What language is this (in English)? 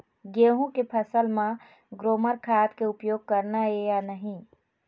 Chhattisgarhi